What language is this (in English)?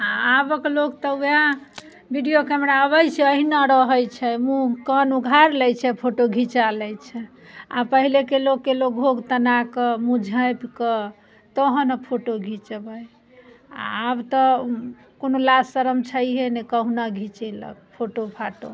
Maithili